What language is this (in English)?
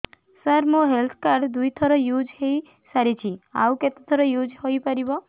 Odia